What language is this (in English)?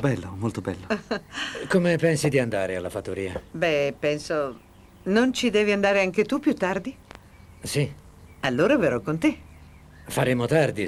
Italian